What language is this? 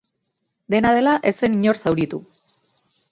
Basque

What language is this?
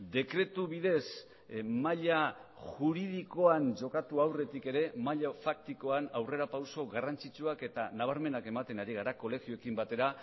Basque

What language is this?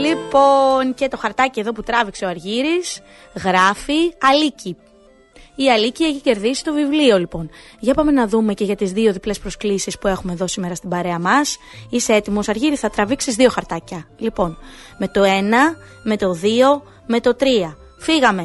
Greek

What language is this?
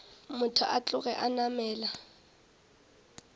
Northern Sotho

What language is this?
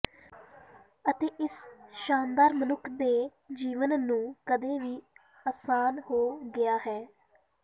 Punjabi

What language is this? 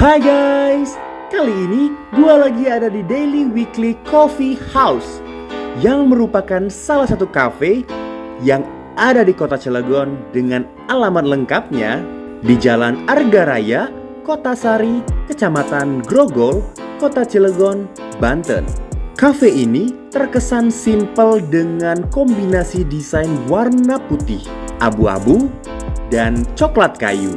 Indonesian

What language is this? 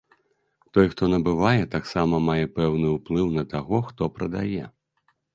Belarusian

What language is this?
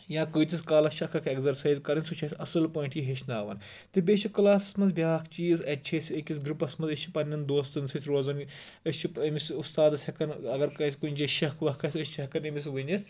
Kashmiri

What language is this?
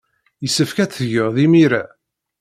Kabyle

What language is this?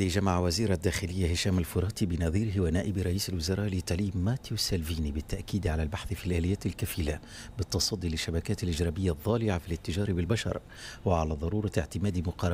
Arabic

